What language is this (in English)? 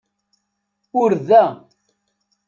Kabyle